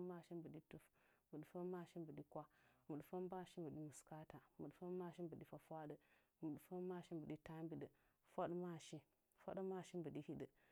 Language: Nzanyi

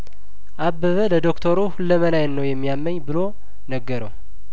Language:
Amharic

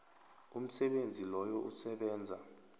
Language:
South Ndebele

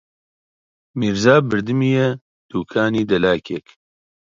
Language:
Central Kurdish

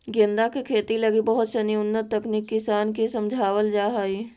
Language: Magahi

